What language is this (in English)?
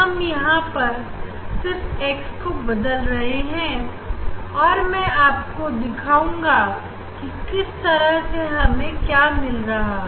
Hindi